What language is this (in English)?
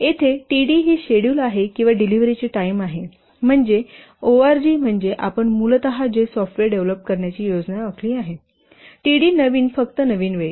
Marathi